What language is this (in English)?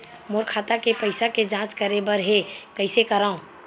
Chhattisgarhi